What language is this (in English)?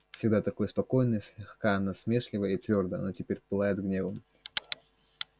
Russian